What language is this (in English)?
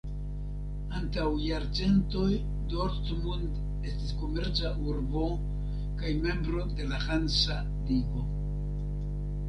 Esperanto